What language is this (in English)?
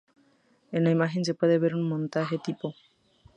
Spanish